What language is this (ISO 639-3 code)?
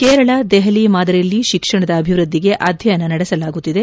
kan